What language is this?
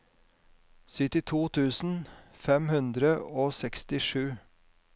Norwegian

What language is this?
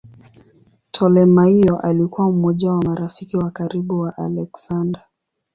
Swahili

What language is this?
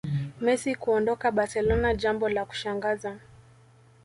Swahili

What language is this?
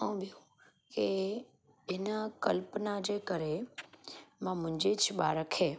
Sindhi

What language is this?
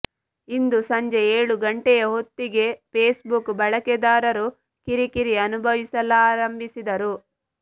Kannada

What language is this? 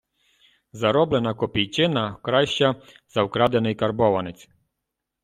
Ukrainian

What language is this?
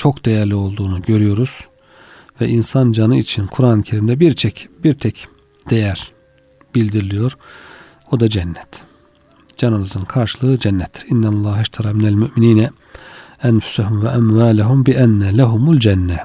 Turkish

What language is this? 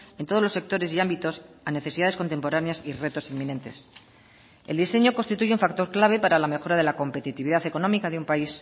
Spanish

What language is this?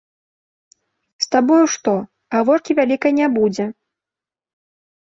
Belarusian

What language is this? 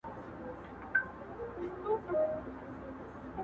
Pashto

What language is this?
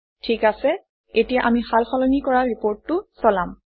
Assamese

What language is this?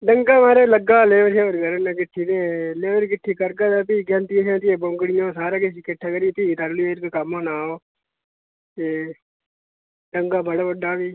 Dogri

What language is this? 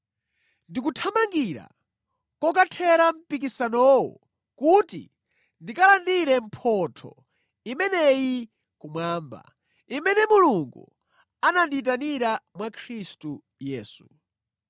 Nyanja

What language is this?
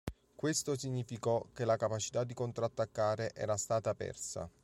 Italian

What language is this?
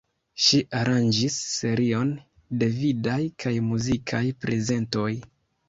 Esperanto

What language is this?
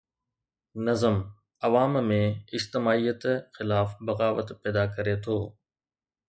Sindhi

